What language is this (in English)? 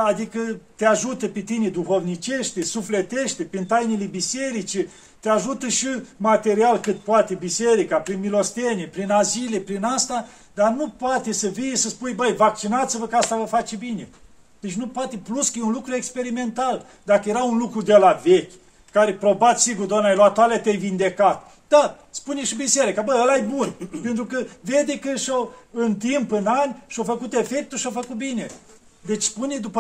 Romanian